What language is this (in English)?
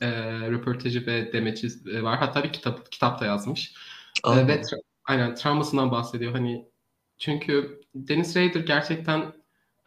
Turkish